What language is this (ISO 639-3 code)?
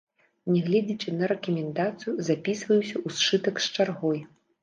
bel